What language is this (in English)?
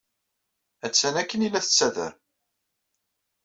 Kabyle